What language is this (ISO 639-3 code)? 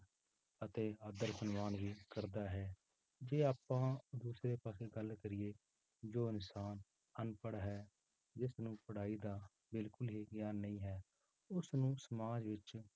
pan